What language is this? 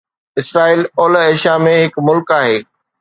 Sindhi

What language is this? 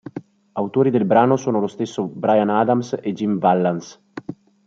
Italian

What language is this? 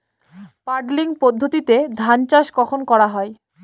Bangla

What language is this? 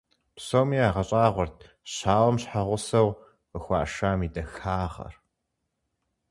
Kabardian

